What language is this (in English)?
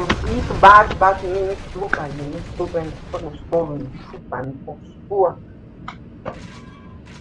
Portuguese